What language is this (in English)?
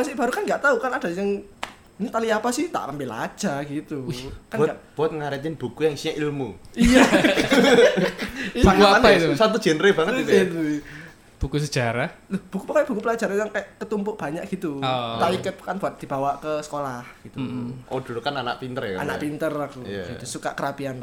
Indonesian